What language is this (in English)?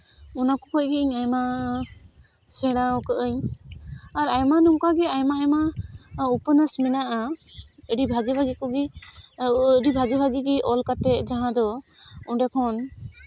Santali